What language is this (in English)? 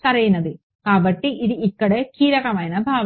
Telugu